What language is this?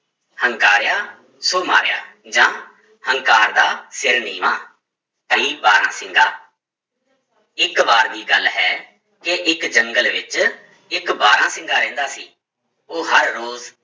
Punjabi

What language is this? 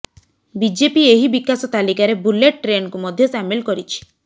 Odia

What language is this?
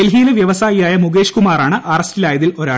Malayalam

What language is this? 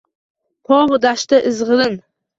Uzbek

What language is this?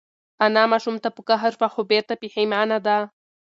Pashto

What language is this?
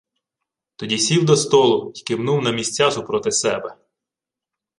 Ukrainian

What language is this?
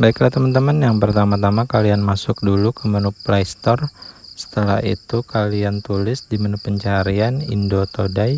Indonesian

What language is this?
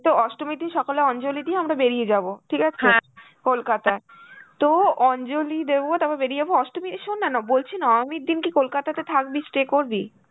Bangla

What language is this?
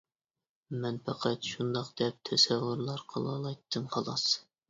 Uyghur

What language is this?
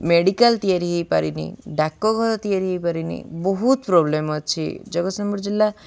Odia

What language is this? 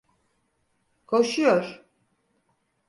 Turkish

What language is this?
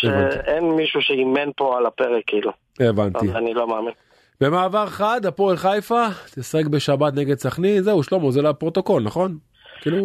Hebrew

